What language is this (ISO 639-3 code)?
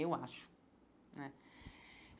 por